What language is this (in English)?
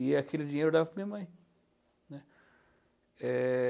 Portuguese